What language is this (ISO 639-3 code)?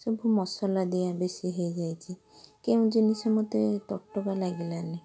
ori